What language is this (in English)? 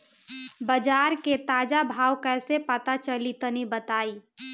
Bhojpuri